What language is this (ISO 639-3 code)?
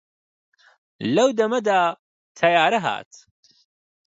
ckb